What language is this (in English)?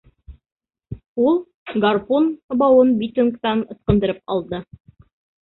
Bashkir